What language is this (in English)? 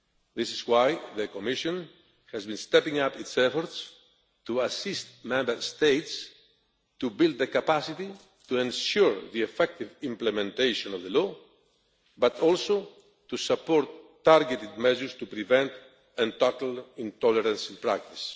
English